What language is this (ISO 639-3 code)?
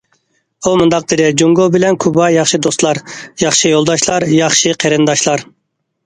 uig